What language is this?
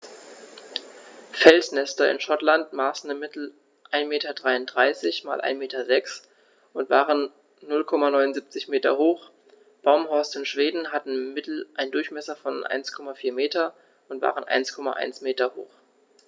German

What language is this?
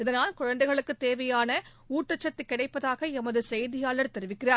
Tamil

